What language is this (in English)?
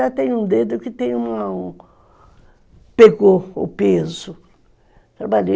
Portuguese